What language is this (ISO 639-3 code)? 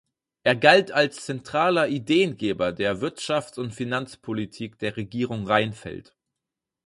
deu